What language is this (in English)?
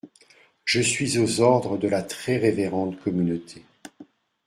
French